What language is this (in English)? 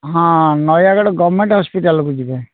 Odia